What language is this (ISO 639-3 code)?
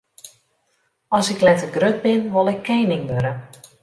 fry